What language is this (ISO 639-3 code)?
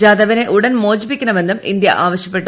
mal